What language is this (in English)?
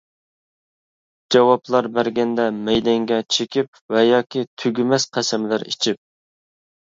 Uyghur